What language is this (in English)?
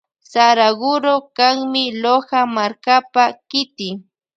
Loja Highland Quichua